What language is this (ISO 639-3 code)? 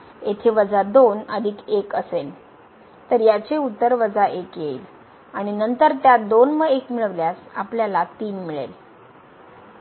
mar